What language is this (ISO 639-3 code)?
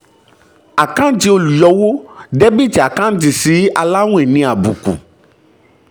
yor